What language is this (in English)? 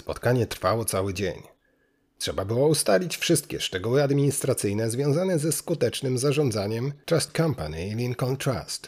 Polish